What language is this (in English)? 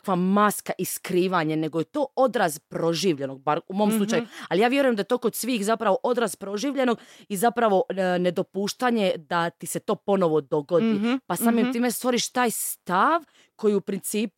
Croatian